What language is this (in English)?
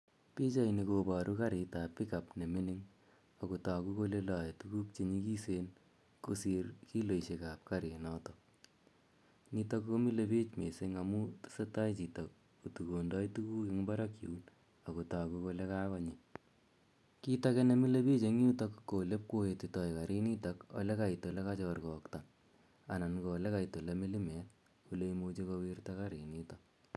Kalenjin